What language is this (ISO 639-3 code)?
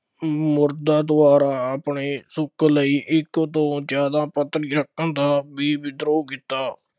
pan